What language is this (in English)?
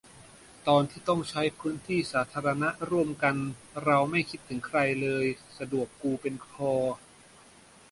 Thai